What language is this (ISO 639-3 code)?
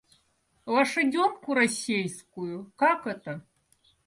rus